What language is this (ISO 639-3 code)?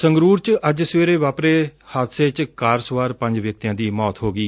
pan